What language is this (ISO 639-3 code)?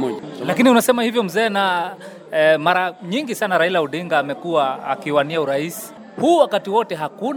swa